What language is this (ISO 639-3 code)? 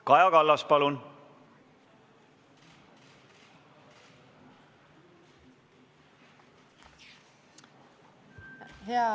est